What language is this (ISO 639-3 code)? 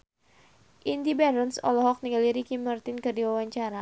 sun